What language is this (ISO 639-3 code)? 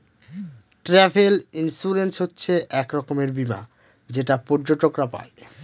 ben